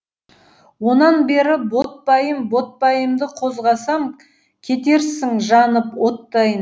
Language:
Kazakh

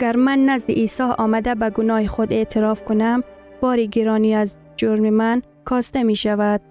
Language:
Persian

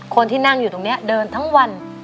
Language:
Thai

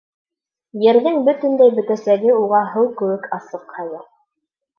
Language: Bashkir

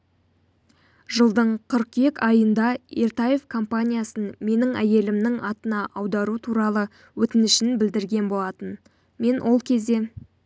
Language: Kazakh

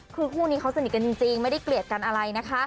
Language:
Thai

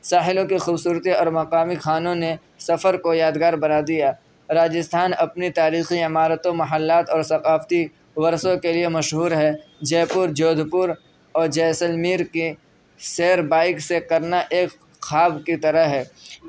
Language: Urdu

